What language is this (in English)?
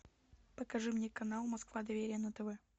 Russian